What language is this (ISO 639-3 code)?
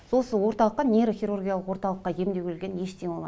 kaz